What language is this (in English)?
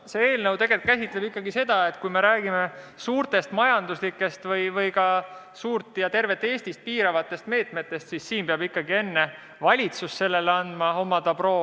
Estonian